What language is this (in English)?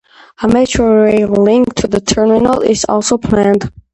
English